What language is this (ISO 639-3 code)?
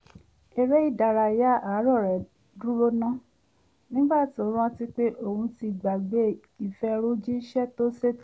yor